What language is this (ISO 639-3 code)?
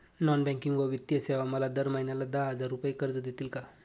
mar